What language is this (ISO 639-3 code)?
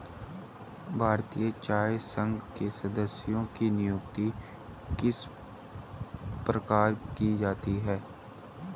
hin